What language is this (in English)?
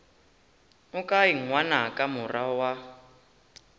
Northern Sotho